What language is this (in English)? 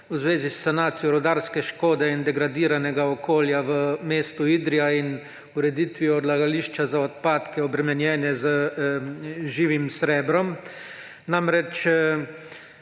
Slovenian